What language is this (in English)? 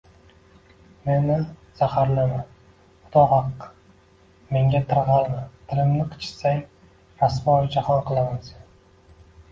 Uzbek